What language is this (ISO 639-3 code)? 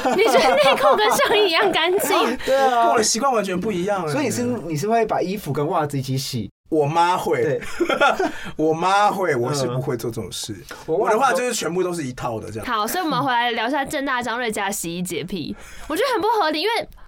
zho